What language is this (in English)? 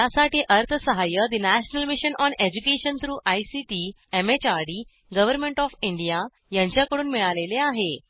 Marathi